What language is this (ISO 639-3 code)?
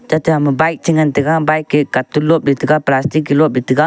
nnp